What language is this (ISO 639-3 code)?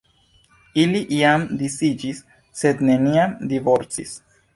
epo